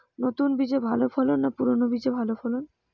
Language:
Bangla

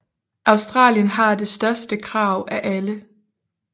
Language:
Danish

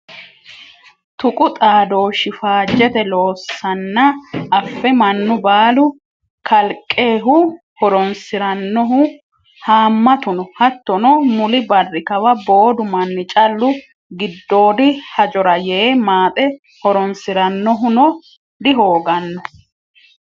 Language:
Sidamo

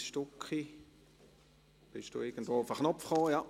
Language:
Swiss German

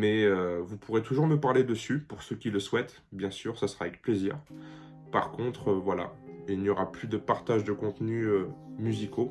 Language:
French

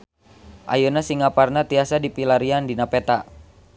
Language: Sundanese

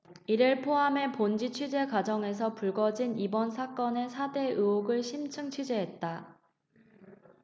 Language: Korean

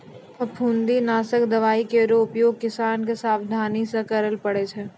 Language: Maithili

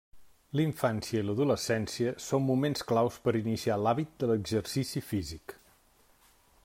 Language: Catalan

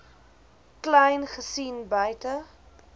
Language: Afrikaans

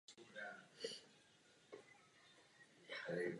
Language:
Czech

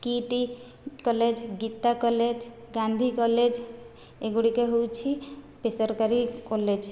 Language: Odia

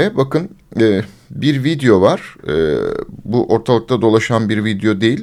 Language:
Turkish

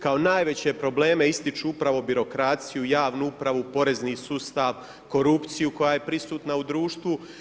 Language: Croatian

